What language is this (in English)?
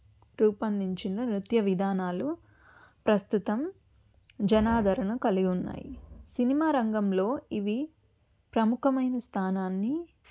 Telugu